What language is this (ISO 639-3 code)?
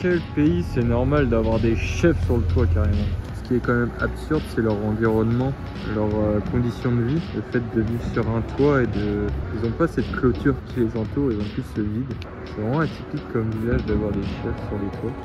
fra